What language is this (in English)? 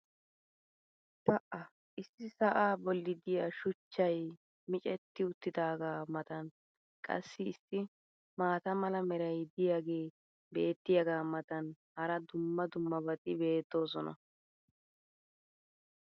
Wolaytta